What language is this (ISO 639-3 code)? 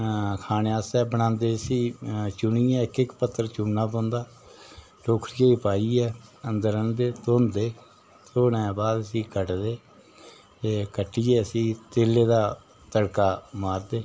doi